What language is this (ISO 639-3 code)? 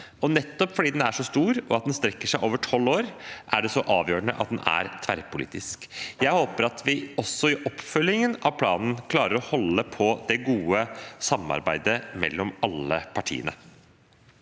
nor